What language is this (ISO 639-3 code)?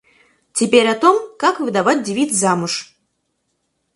rus